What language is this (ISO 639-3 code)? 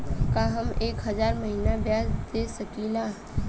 bho